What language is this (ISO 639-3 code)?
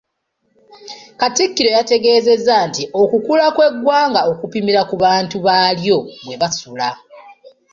lug